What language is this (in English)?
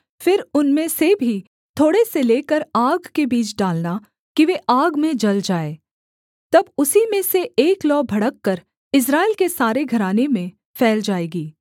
Hindi